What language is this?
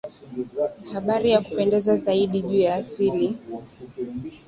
Swahili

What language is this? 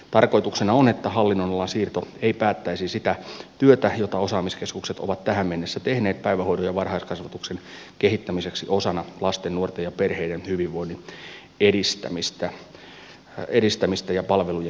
Finnish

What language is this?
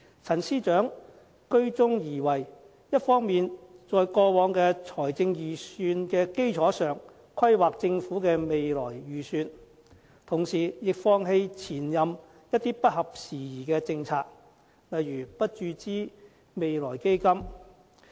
Cantonese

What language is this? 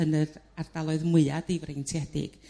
Welsh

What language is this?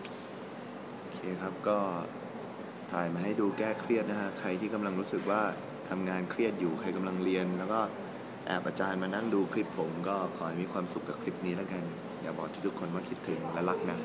Thai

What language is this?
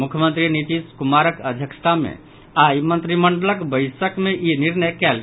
Maithili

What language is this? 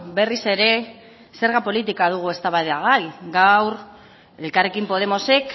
Basque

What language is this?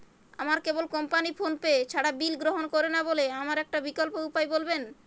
Bangla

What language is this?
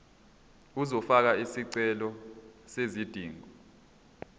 Zulu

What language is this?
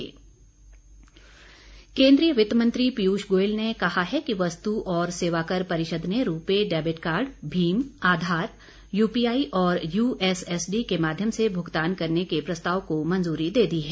Hindi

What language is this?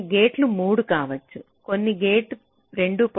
Telugu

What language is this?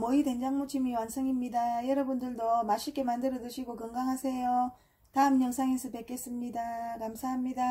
Korean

